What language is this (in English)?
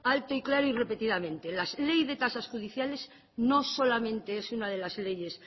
Spanish